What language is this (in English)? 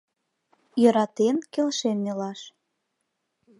Mari